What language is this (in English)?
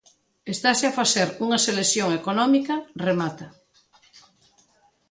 Galician